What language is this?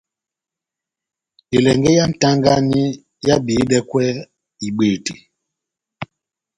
Batanga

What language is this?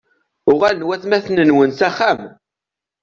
Kabyle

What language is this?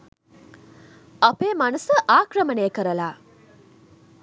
Sinhala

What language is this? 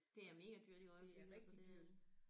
Danish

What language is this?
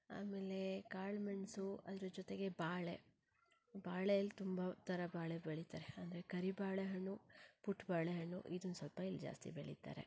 Kannada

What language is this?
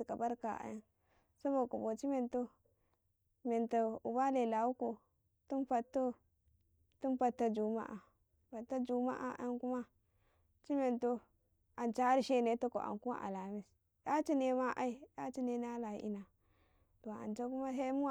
Karekare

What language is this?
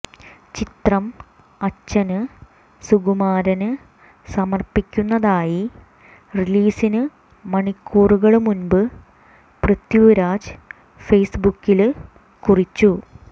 Malayalam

